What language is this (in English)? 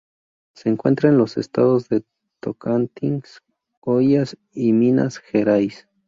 Spanish